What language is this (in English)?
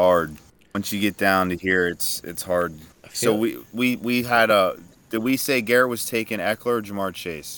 English